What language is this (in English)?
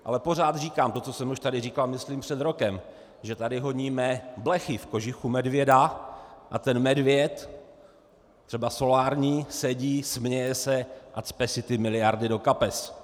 Czech